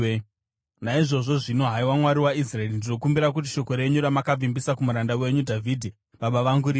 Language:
Shona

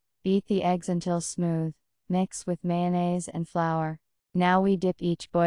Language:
English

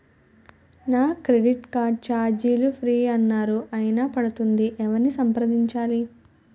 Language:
Telugu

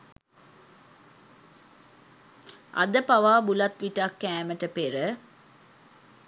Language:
Sinhala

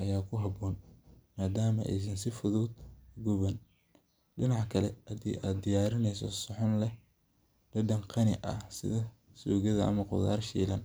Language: Somali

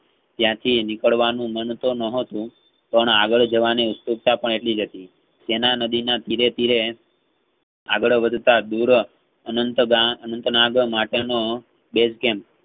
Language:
Gujarati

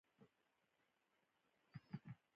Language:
Pashto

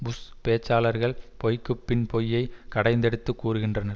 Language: Tamil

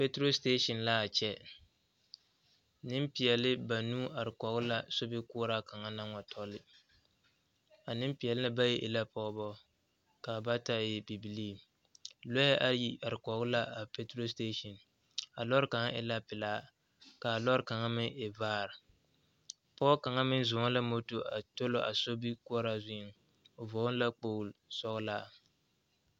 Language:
Southern Dagaare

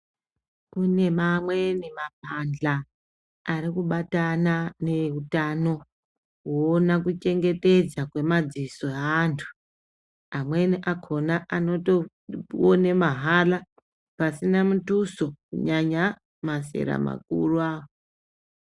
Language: Ndau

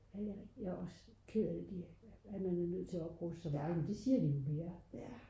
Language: Danish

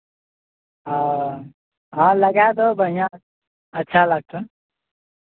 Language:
Maithili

